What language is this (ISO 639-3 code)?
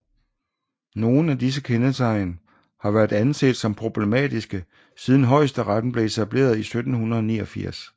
dan